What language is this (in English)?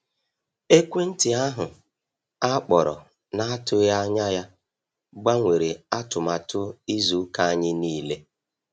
Igbo